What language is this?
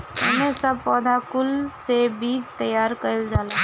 Bhojpuri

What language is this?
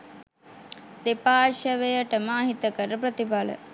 Sinhala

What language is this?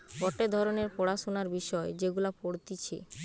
Bangla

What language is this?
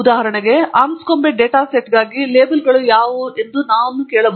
Kannada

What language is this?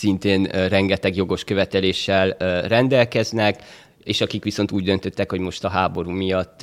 Hungarian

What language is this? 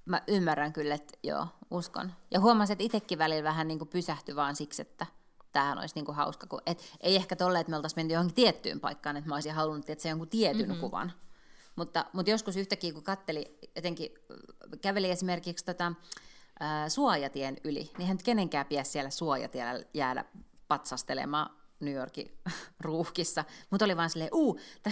Finnish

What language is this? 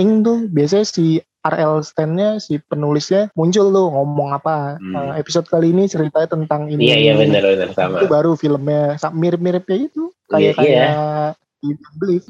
Indonesian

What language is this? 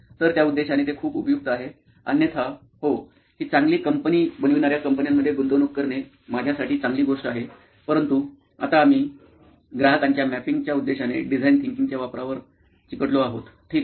Marathi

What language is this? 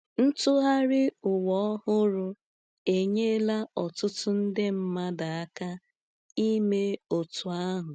Igbo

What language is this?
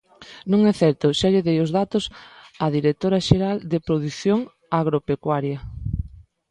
Galician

